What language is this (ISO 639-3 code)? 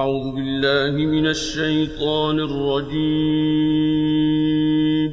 ara